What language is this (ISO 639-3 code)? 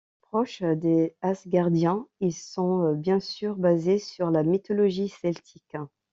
fra